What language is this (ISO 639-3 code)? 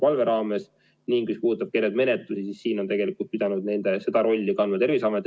est